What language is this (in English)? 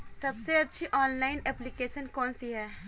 Hindi